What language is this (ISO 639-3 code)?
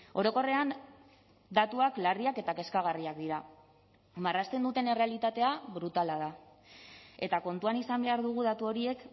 eus